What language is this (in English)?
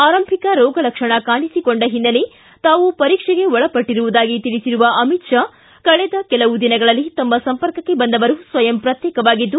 Kannada